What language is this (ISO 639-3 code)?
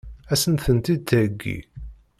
kab